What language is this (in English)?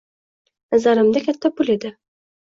Uzbek